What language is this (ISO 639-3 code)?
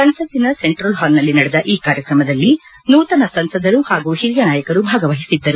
kan